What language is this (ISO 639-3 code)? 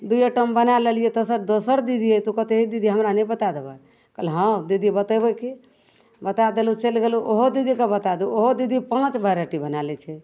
mai